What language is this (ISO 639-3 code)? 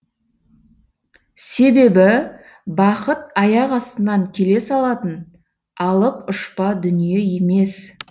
kaz